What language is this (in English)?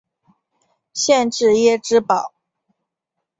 Chinese